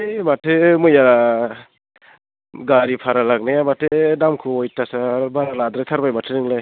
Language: Bodo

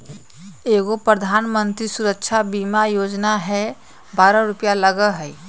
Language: Magahi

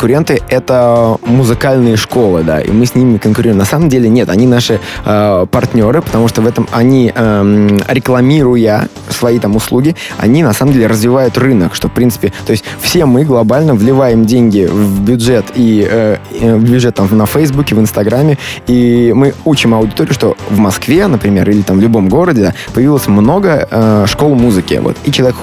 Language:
Russian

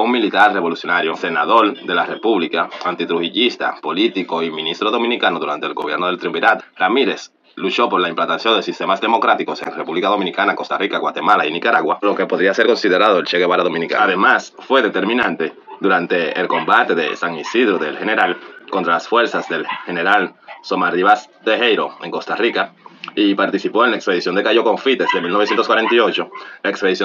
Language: Spanish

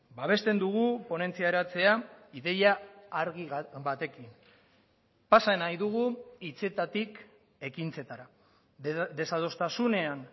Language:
Basque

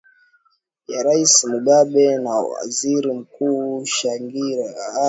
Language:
Swahili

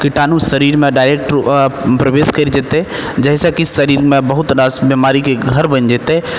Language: Maithili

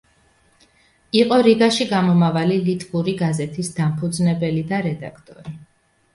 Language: Georgian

